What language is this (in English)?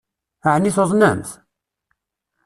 Kabyle